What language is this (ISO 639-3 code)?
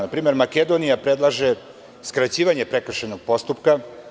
srp